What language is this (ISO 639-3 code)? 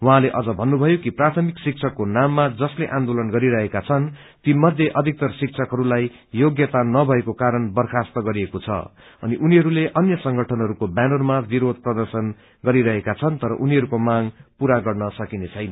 nep